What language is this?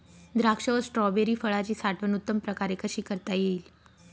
Marathi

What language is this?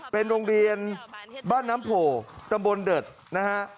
Thai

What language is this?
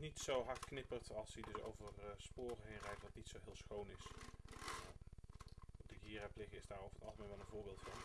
Dutch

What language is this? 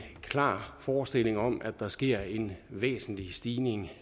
Danish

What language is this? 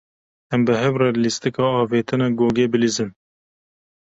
Kurdish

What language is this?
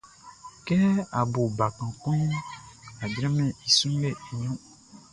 Baoulé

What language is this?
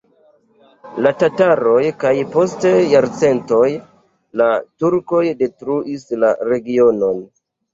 Esperanto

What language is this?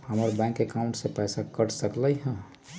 Magahi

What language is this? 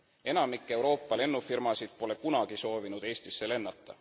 Estonian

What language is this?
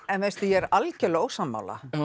Icelandic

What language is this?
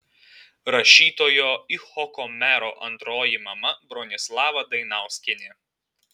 Lithuanian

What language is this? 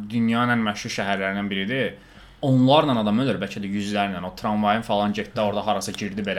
Turkish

